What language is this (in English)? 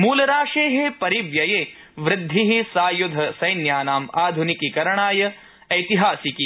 Sanskrit